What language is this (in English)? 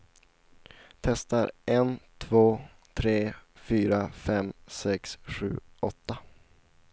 Swedish